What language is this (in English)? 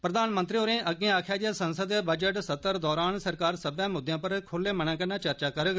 Dogri